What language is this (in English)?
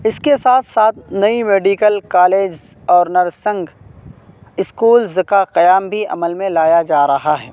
Urdu